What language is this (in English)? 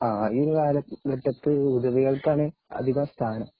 Malayalam